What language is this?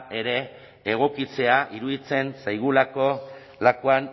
Basque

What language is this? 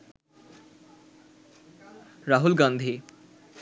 Bangla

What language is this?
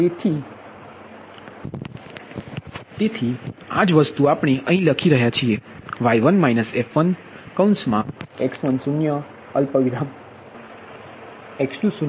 Gujarati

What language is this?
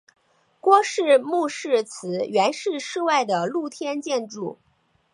Chinese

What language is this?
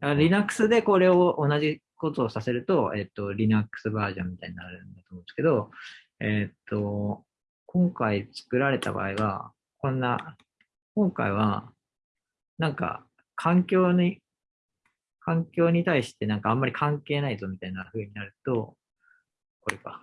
Japanese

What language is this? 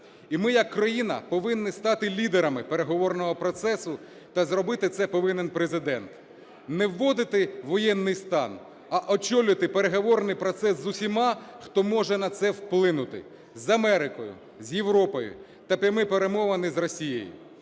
Ukrainian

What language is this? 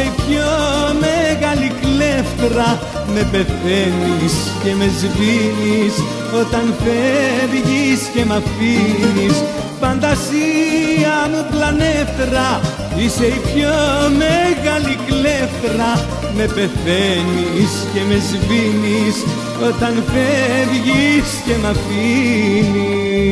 Greek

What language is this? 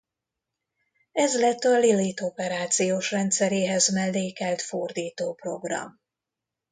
Hungarian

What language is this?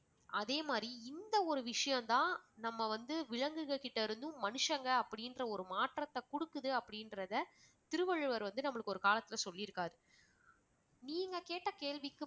Tamil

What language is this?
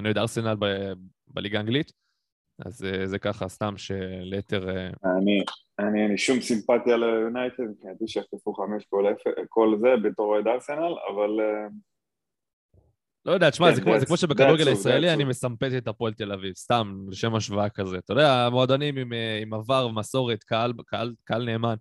Hebrew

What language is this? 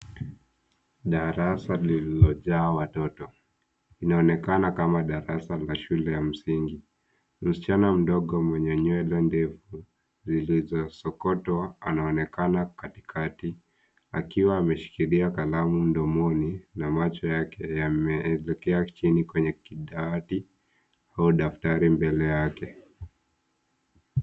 Swahili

